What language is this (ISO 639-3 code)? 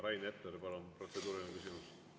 est